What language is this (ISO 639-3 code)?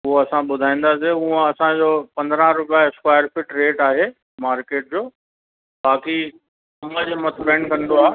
snd